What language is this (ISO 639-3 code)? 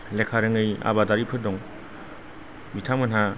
brx